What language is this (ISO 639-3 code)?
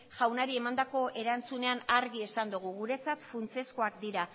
eus